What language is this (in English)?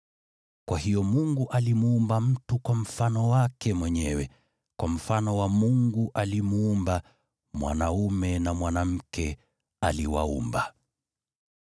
Swahili